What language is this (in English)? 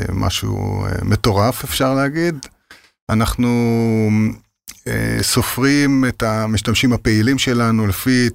Hebrew